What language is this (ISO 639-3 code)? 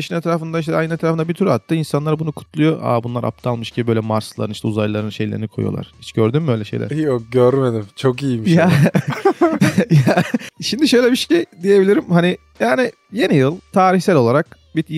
tur